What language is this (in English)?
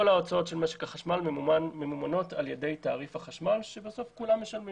Hebrew